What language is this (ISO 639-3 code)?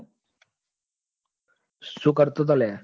guj